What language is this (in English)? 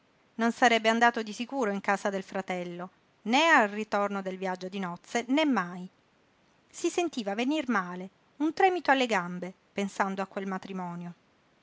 Italian